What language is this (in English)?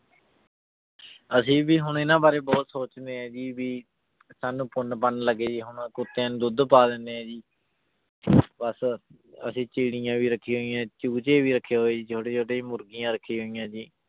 Punjabi